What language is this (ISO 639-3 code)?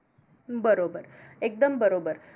mar